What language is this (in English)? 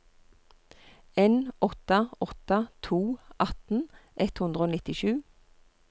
Norwegian